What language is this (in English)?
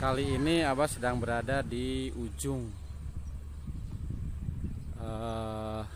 Indonesian